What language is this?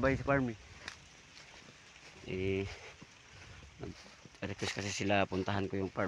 Filipino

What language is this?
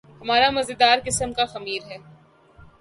Urdu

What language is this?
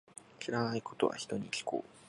Japanese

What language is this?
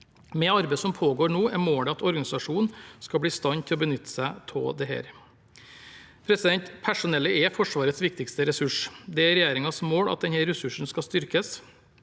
Norwegian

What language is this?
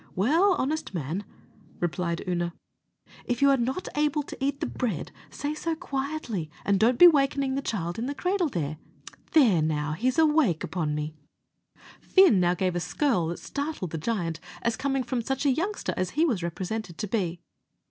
English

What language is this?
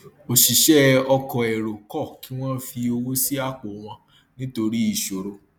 Yoruba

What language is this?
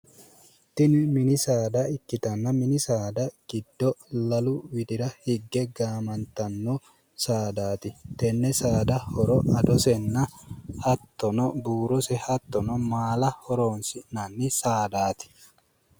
Sidamo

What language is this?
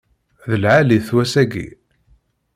Kabyle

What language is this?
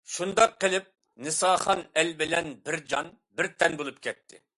Uyghur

